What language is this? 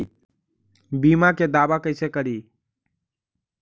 Magahi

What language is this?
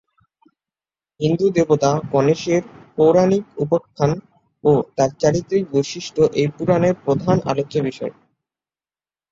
Bangla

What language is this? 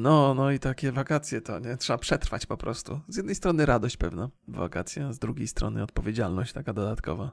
Polish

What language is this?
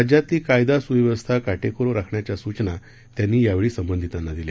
Marathi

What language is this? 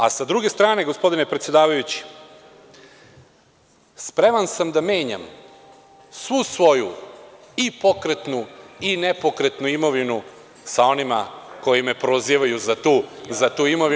Serbian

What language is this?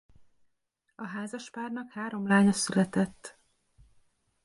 Hungarian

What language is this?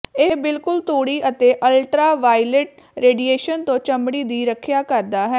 Punjabi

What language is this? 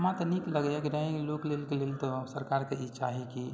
Maithili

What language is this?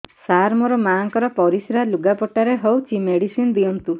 Odia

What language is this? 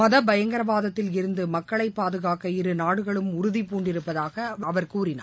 Tamil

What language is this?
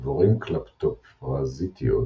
Hebrew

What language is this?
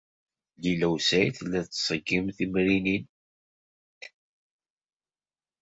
Kabyle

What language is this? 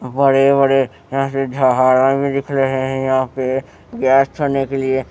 Hindi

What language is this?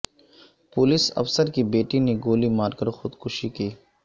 Urdu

